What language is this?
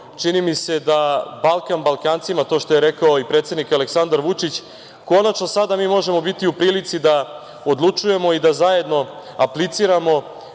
Serbian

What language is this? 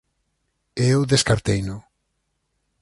Galician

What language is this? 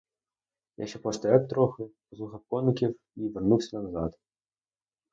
Ukrainian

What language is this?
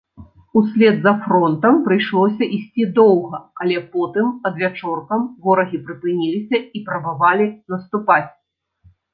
Belarusian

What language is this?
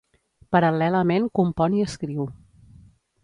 Catalan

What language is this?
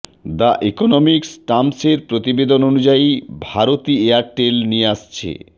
Bangla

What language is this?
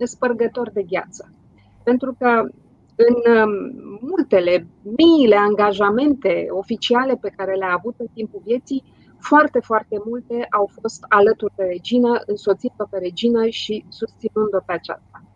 Romanian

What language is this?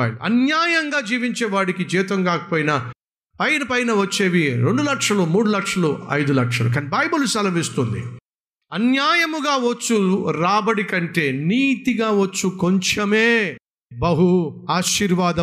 Telugu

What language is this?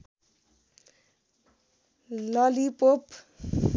Nepali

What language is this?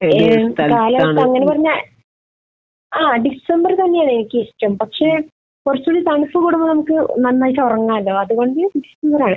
Malayalam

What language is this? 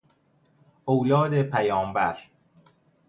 Persian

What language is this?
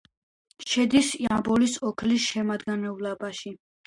Georgian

